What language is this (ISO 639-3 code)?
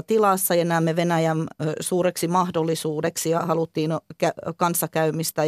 fin